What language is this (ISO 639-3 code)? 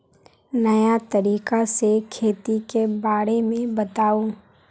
mag